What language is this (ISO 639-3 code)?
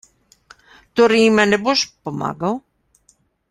slv